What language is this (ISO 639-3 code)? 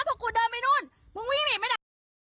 tha